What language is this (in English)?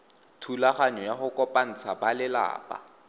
Tswana